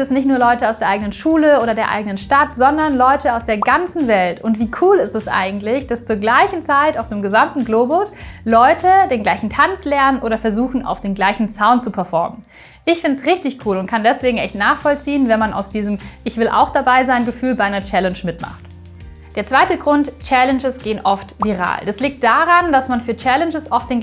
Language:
German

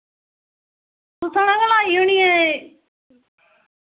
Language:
Dogri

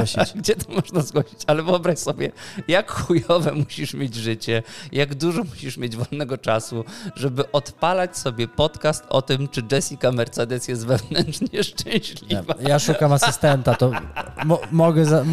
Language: Polish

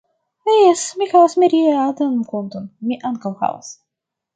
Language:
Esperanto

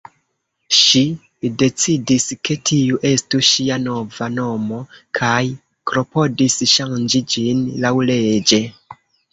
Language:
Esperanto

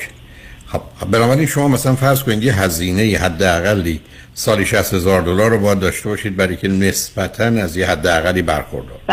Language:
Persian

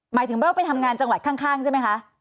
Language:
Thai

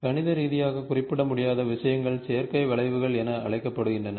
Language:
Tamil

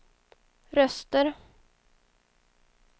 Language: Swedish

